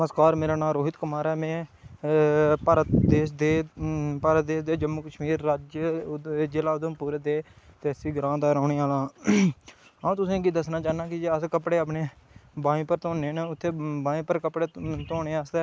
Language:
Dogri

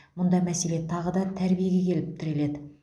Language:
Kazakh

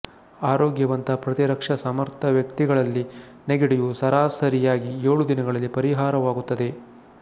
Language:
Kannada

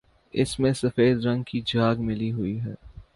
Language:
Urdu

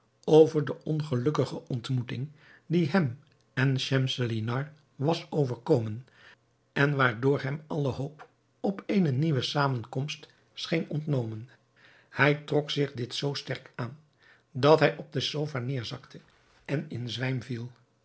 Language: Dutch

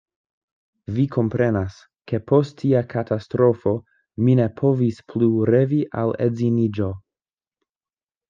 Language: Esperanto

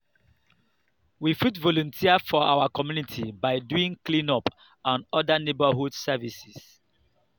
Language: Nigerian Pidgin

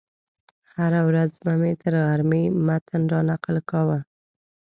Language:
Pashto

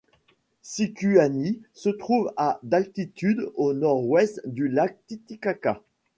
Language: French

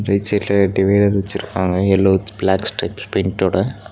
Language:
Tamil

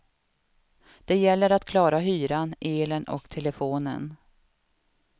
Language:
Swedish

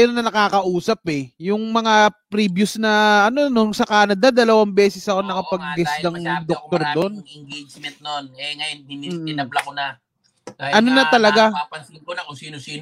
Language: Filipino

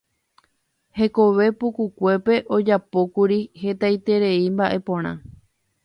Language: Guarani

